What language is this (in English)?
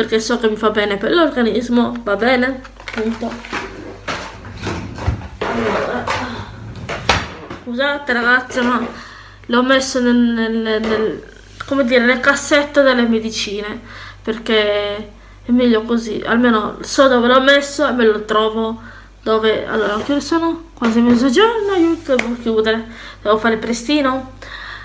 Italian